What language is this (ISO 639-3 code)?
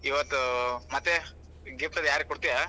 kan